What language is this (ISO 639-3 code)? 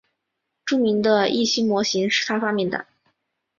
zho